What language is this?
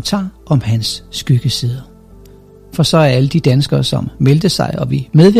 Danish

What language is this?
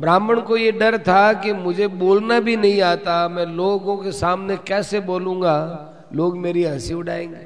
Hindi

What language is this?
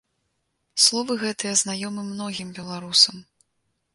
Belarusian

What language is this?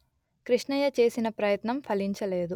Telugu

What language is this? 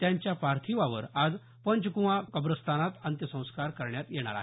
Marathi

